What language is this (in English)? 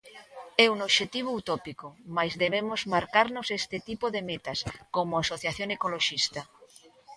Galician